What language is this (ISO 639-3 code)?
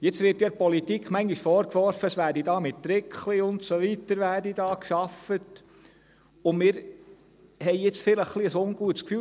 gsw